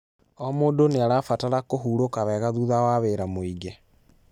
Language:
Kikuyu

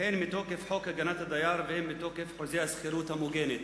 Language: Hebrew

